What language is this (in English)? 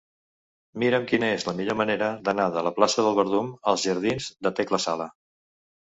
Catalan